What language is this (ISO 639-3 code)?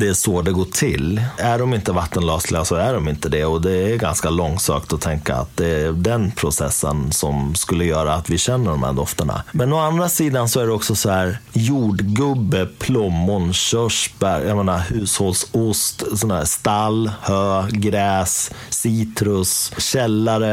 swe